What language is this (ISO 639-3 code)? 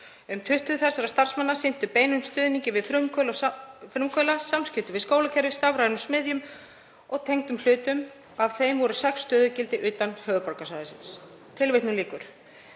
isl